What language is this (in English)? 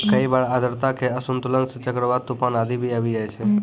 Maithili